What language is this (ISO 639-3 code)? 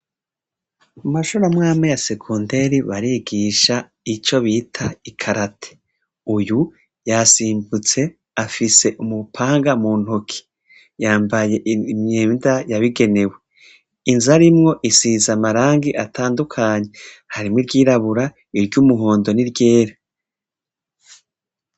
run